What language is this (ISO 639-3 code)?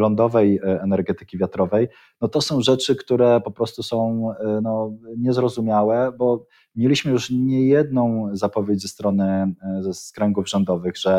pol